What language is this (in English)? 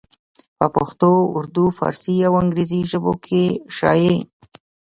Pashto